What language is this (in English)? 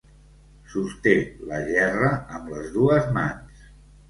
Catalan